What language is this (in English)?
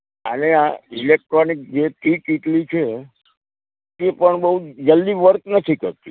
Gujarati